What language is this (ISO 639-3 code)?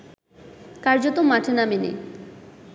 ben